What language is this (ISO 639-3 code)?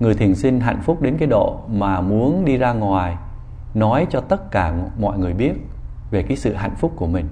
vie